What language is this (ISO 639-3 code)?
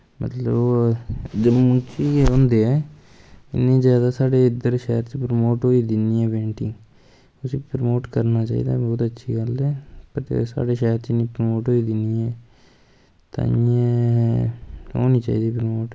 doi